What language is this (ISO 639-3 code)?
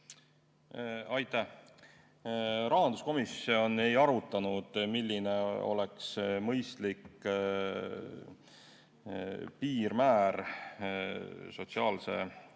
est